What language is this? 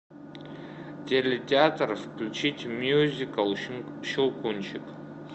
Russian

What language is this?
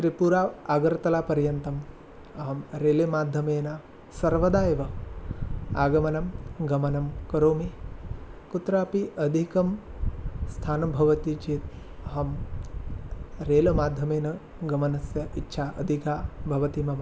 Sanskrit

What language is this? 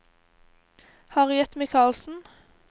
Norwegian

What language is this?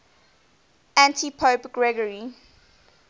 English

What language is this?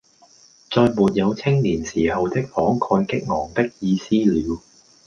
Cantonese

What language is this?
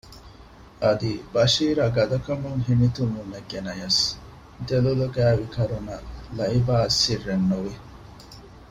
Divehi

